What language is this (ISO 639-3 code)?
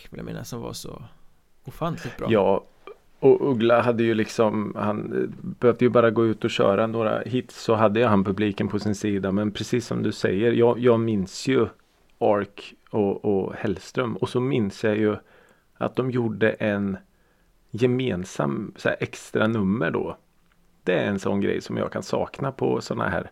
swe